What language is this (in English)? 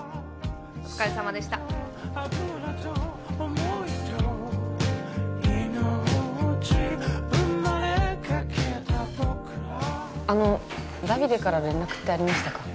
Japanese